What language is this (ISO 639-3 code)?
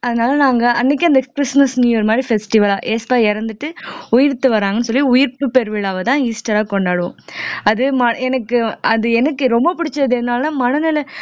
tam